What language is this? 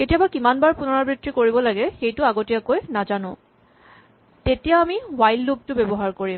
Assamese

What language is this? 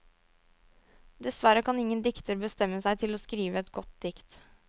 Norwegian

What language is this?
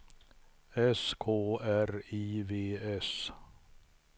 Swedish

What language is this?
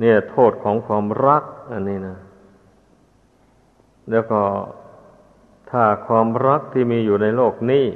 Thai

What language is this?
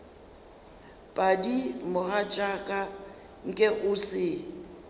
Northern Sotho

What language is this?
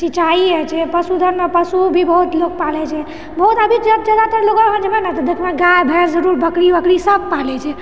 Maithili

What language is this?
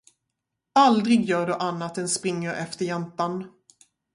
Swedish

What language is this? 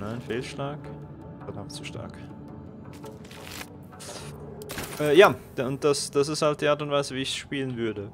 German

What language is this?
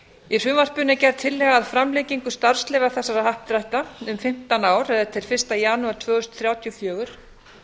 Icelandic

